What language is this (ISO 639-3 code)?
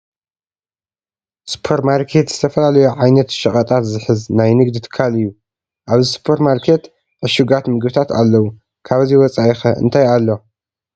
tir